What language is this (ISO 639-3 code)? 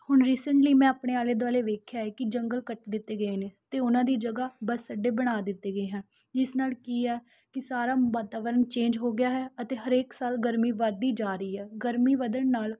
pan